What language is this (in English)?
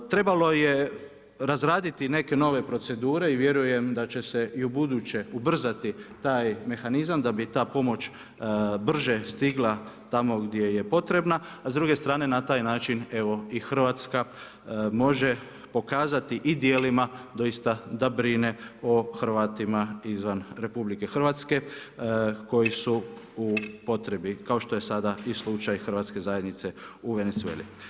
Croatian